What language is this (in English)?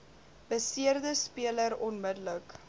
Afrikaans